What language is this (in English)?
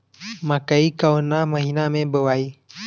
Bhojpuri